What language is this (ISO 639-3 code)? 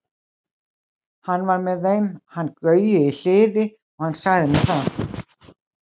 isl